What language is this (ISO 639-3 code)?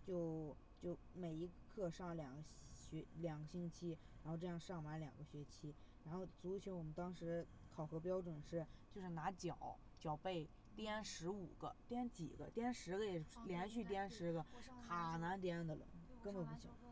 zho